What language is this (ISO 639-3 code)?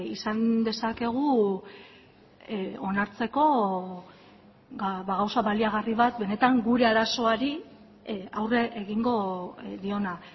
eus